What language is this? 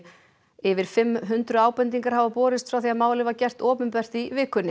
Icelandic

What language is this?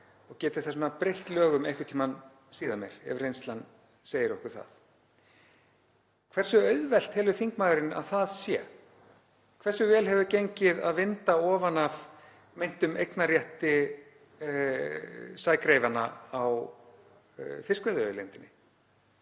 Icelandic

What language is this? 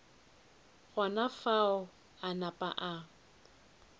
Northern Sotho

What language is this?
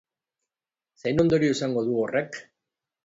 Basque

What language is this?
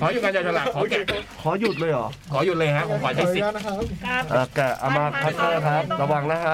Thai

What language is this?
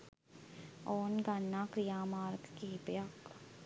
Sinhala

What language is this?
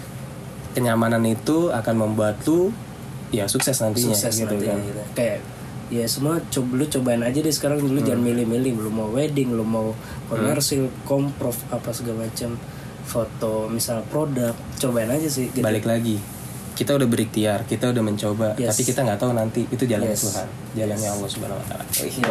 Indonesian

